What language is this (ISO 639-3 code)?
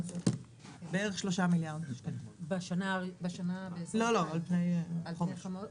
heb